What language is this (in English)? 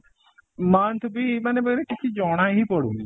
Odia